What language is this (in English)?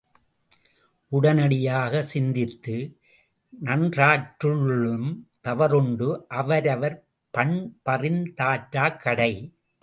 Tamil